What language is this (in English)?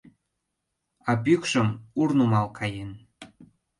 Mari